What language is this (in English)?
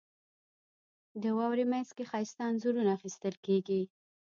Pashto